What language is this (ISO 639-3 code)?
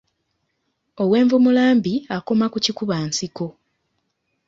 lug